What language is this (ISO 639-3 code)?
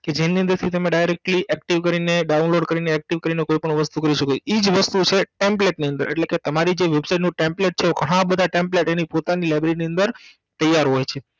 guj